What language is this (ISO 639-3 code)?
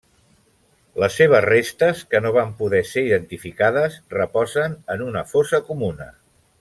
cat